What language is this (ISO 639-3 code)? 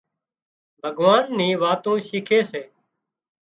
kxp